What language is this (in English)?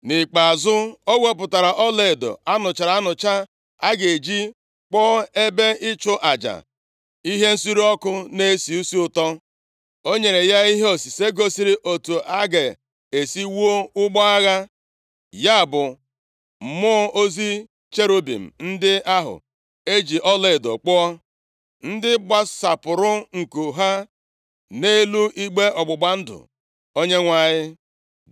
Igbo